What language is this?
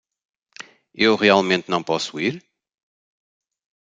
Portuguese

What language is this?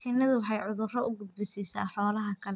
Somali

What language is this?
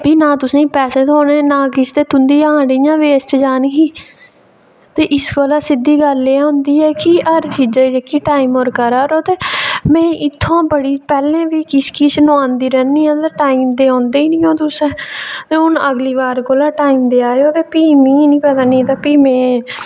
Dogri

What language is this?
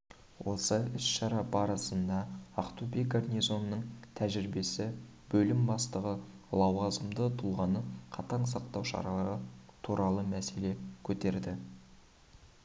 Kazakh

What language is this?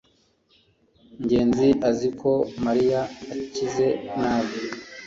Kinyarwanda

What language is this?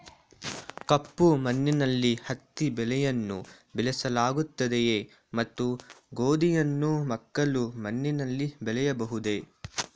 Kannada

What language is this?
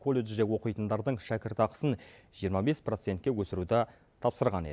Kazakh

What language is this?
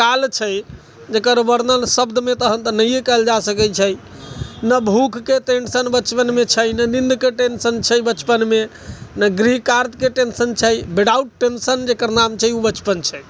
Maithili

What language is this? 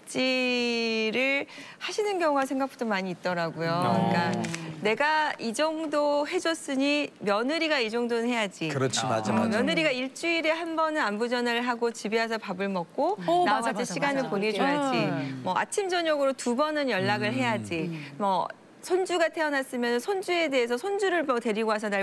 Korean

